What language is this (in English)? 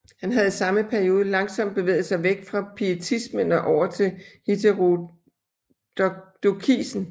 Danish